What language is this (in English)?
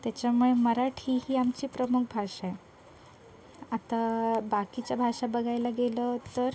Marathi